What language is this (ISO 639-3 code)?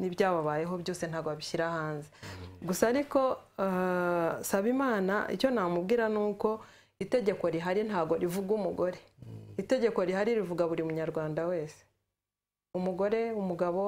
ron